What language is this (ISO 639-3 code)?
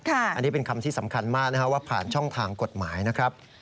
tha